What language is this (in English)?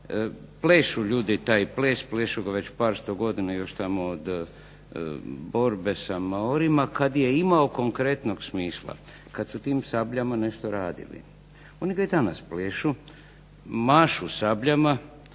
Croatian